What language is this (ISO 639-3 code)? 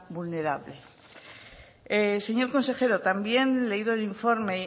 spa